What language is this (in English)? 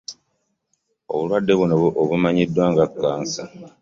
Ganda